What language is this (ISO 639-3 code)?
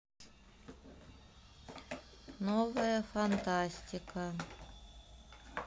rus